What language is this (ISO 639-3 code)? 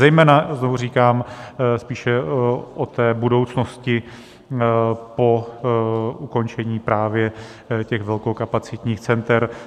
ces